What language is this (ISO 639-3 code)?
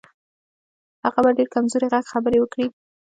pus